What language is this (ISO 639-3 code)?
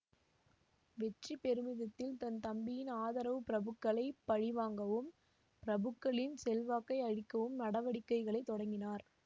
tam